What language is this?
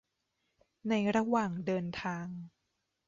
Thai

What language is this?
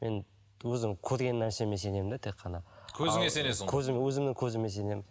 Kazakh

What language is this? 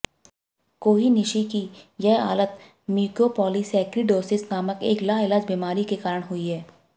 Hindi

